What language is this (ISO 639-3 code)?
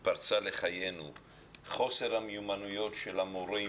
heb